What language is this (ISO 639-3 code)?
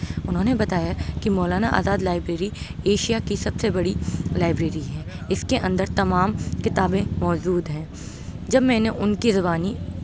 urd